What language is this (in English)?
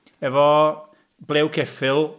Welsh